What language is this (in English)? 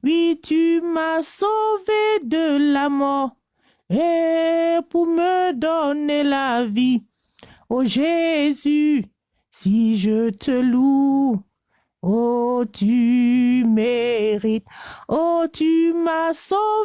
French